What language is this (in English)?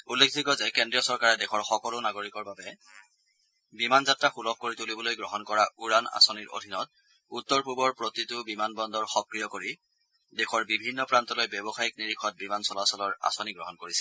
Assamese